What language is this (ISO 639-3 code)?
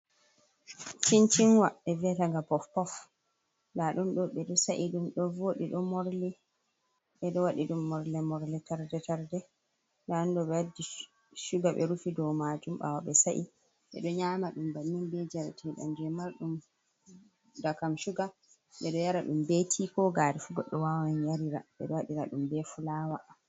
ful